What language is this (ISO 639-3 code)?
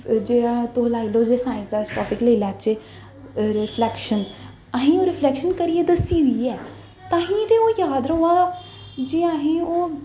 doi